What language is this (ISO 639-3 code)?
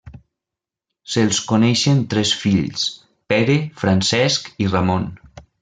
cat